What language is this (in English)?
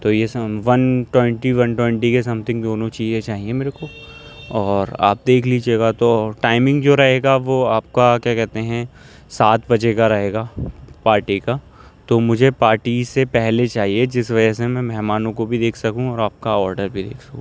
Urdu